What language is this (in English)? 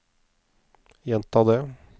Norwegian